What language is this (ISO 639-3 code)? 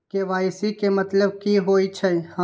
mai